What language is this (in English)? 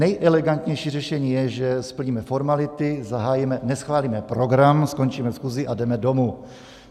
Czech